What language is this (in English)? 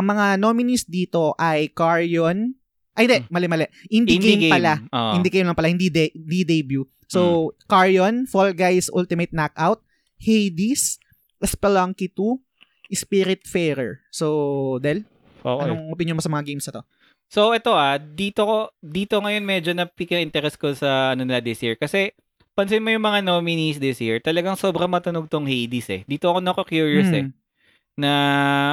Filipino